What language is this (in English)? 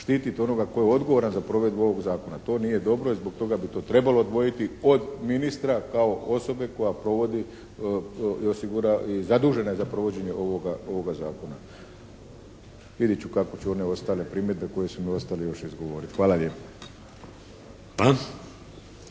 Croatian